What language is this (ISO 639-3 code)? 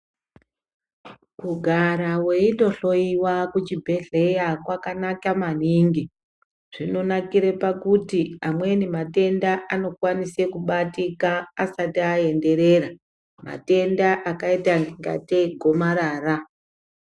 ndc